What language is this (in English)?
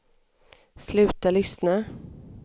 Swedish